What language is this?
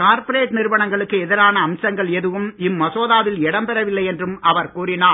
Tamil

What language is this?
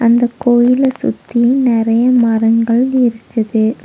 Tamil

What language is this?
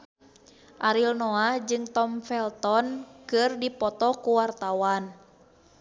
Sundanese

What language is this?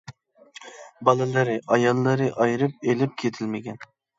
Uyghur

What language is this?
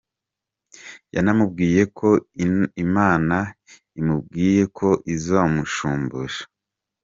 Kinyarwanda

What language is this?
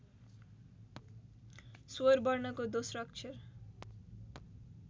Nepali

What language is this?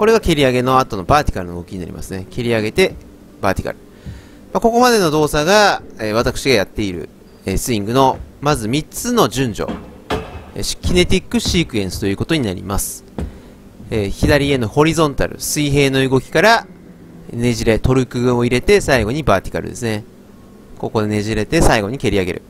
Japanese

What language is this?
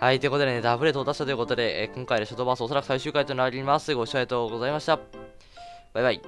Japanese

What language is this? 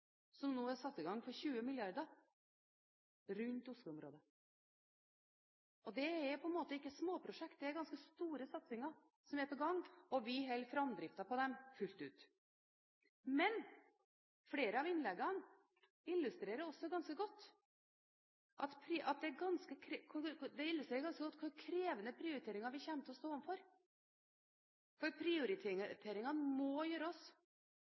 Norwegian Bokmål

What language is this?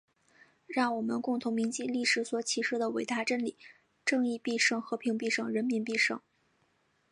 Chinese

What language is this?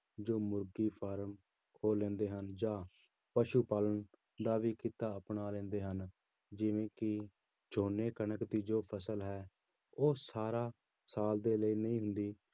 Punjabi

